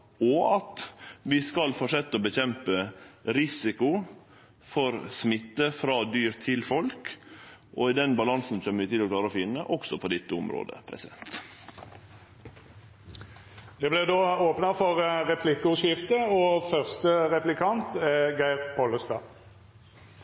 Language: Norwegian Nynorsk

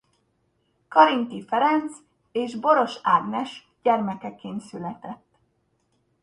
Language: Hungarian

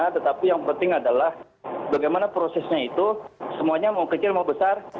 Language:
Indonesian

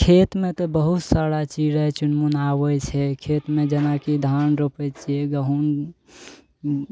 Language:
Maithili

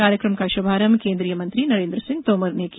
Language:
Hindi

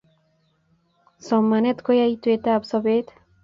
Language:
Kalenjin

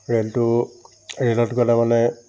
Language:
Assamese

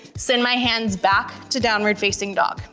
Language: English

